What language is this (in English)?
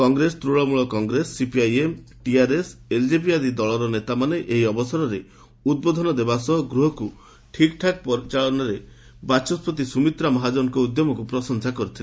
Odia